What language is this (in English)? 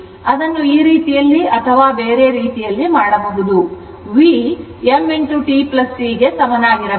Kannada